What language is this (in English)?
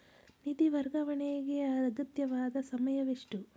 Kannada